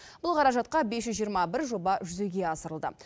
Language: Kazakh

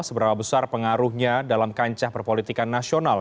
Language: Indonesian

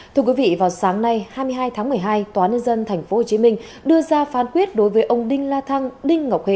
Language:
Vietnamese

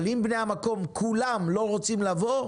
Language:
Hebrew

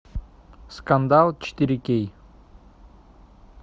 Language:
Russian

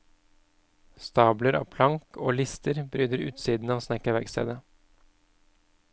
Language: Norwegian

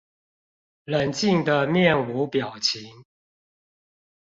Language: Chinese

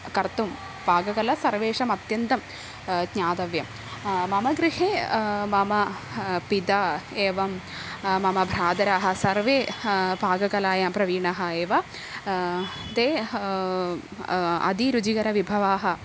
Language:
Sanskrit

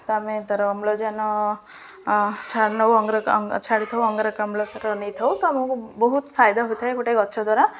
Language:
Odia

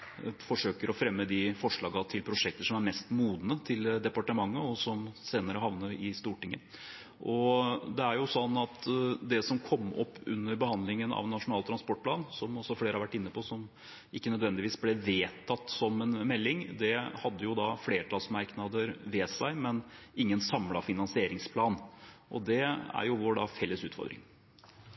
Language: Norwegian Bokmål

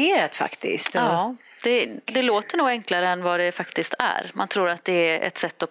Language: Swedish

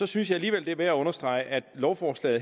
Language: Danish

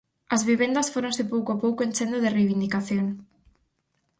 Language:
Galician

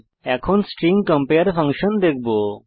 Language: Bangla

